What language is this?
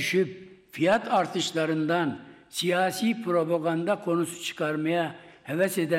Turkish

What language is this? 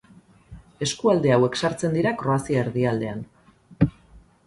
Basque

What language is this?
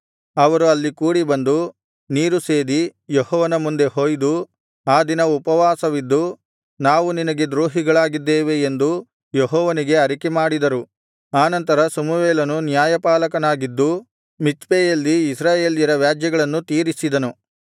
Kannada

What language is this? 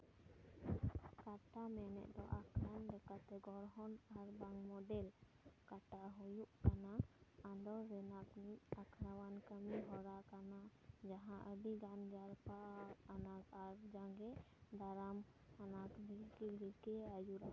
Santali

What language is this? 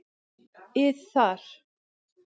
Icelandic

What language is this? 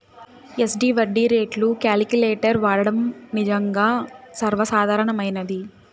Telugu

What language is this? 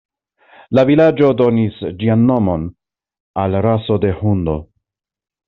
Esperanto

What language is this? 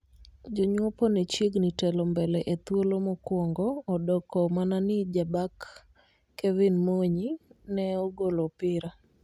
Luo (Kenya and Tanzania)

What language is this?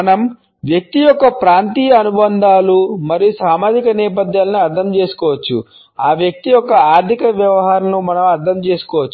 Telugu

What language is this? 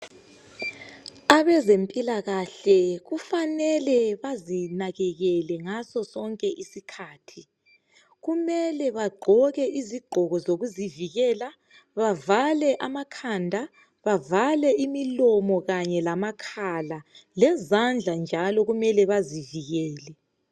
North Ndebele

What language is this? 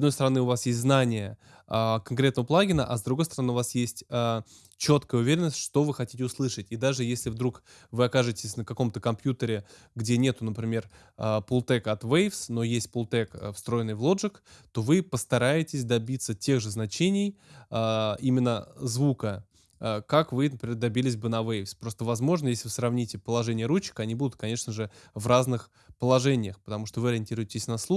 Russian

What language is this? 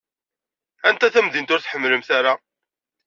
Kabyle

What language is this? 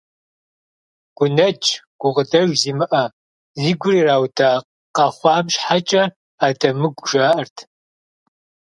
Kabardian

